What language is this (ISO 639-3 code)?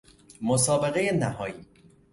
fas